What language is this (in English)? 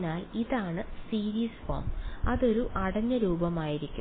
Malayalam